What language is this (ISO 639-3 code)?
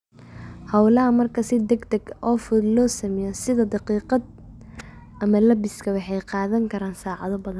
som